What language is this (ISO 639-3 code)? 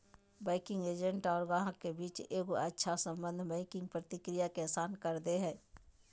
mag